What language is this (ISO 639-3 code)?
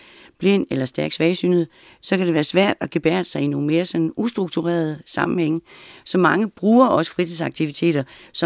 dan